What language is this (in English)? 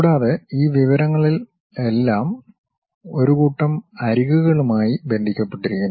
Malayalam